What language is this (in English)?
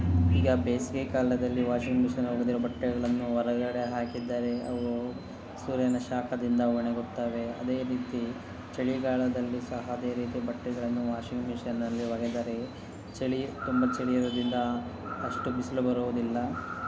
Kannada